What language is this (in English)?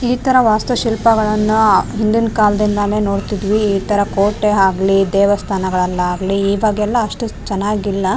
Kannada